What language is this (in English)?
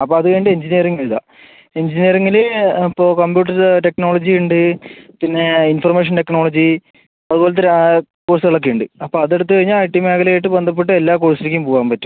Malayalam